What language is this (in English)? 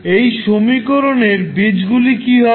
Bangla